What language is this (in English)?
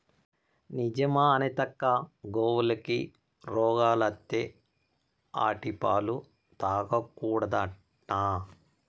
Telugu